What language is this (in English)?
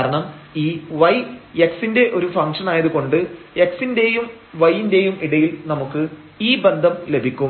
Malayalam